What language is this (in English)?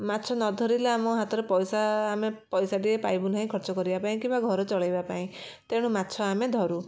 Odia